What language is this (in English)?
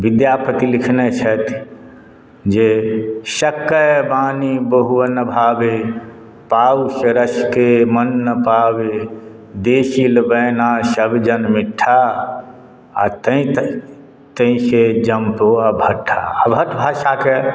Maithili